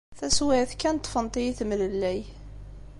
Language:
Kabyle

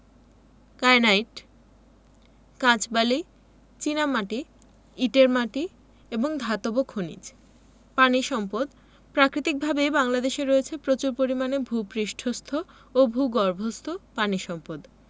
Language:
Bangla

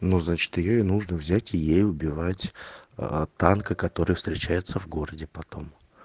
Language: Russian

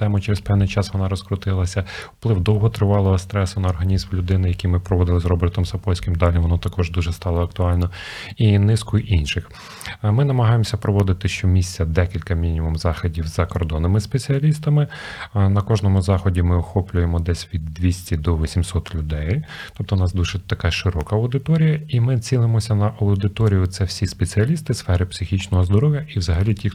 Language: Ukrainian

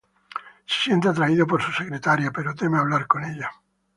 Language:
Spanish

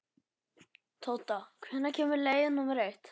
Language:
Icelandic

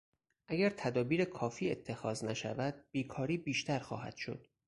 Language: Persian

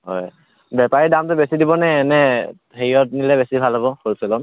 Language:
Assamese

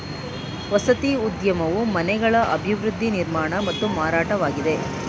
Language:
Kannada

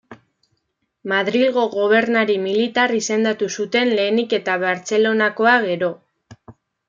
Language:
Basque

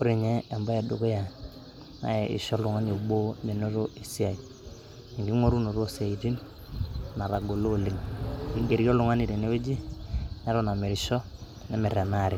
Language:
Masai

